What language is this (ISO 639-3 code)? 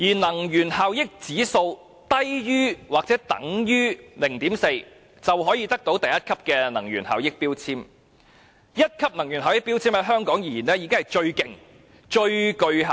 yue